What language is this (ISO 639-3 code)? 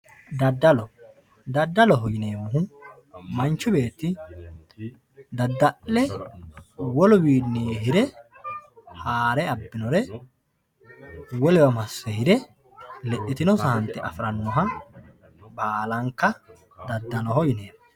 sid